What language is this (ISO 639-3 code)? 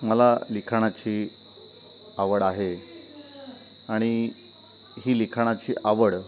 mar